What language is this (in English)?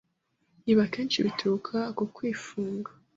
Kinyarwanda